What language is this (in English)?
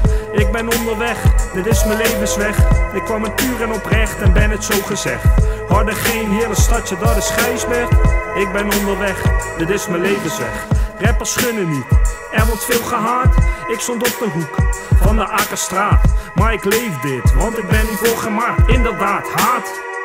Dutch